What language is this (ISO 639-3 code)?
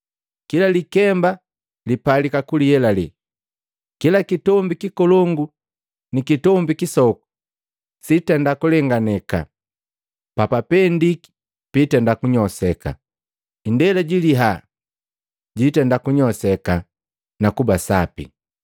mgv